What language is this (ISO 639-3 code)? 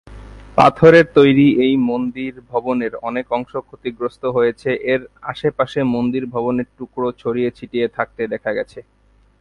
ben